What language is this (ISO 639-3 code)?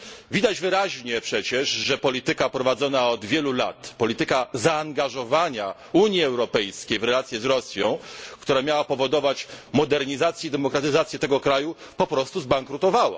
pol